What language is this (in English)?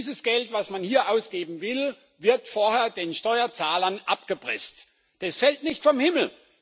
German